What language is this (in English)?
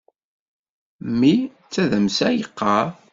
Kabyle